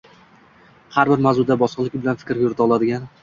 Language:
Uzbek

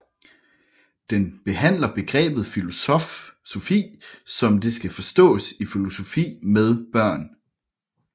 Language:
Danish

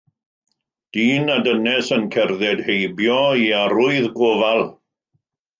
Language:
Welsh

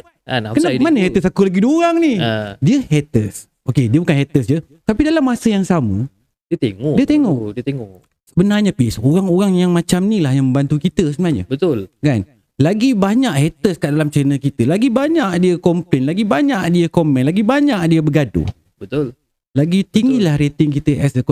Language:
Malay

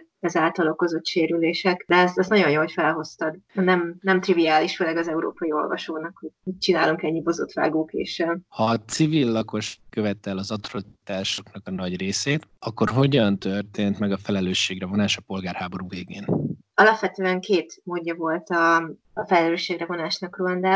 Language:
Hungarian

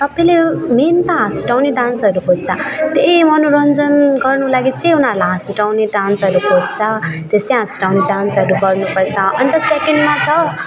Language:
Nepali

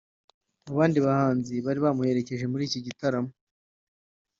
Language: Kinyarwanda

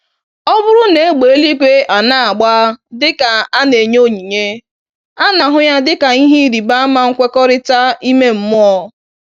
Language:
Igbo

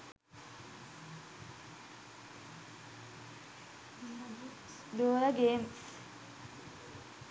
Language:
Sinhala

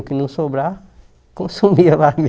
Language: Portuguese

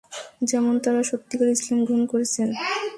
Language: Bangla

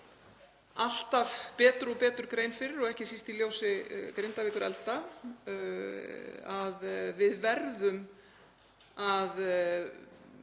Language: Icelandic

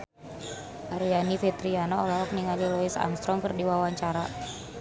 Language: Sundanese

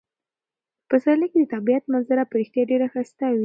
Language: Pashto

